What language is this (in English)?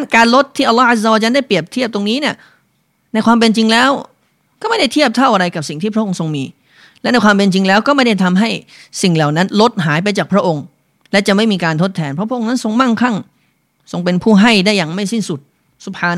Thai